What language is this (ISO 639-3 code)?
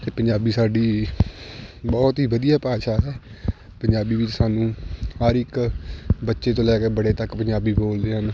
pan